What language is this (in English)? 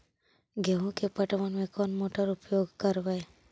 Magahi